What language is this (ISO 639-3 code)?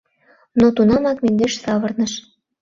chm